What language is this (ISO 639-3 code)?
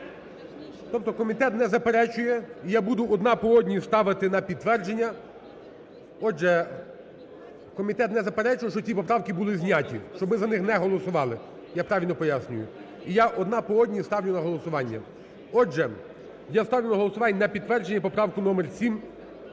ukr